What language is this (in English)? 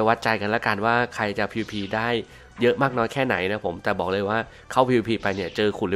Thai